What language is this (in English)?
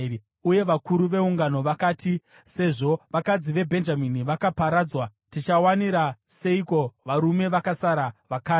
Shona